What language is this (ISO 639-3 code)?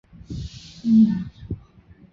zho